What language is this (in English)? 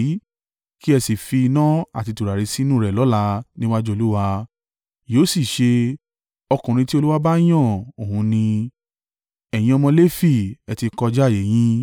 Yoruba